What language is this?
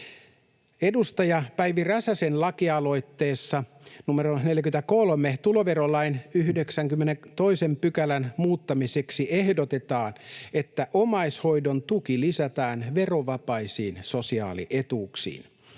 Finnish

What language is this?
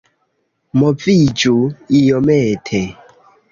Esperanto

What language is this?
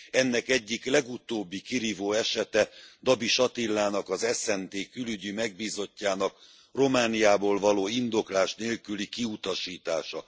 Hungarian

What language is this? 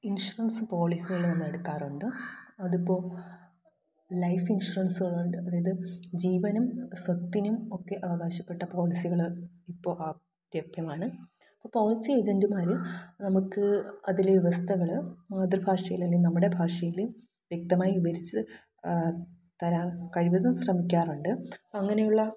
Malayalam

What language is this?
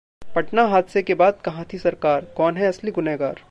Hindi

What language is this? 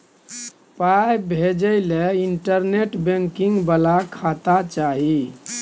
Maithili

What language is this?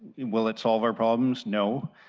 English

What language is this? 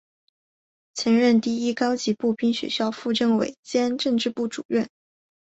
Chinese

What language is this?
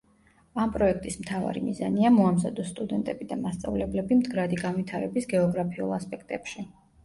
Georgian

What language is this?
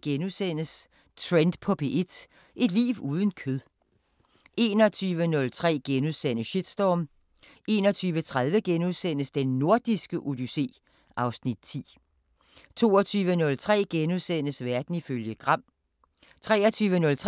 Danish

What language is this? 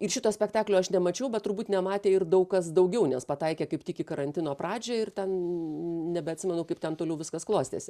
Lithuanian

